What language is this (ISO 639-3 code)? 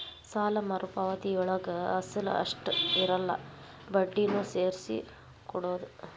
kan